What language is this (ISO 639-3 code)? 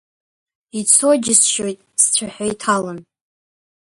abk